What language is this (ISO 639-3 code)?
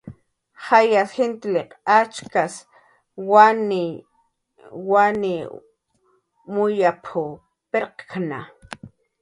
jqr